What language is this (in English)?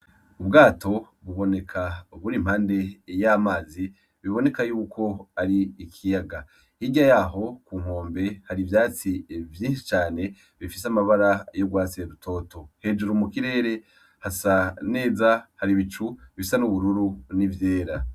Rundi